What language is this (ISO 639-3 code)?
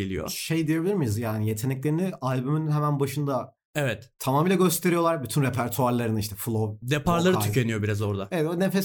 tur